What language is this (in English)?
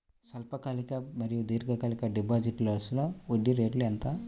Telugu